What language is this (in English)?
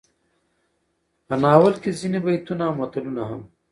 Pashto